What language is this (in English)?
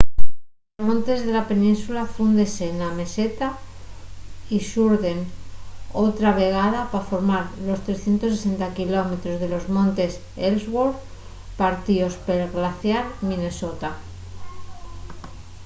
Asturian